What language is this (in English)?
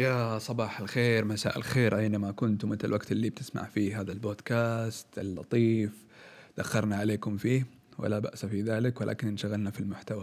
Arabic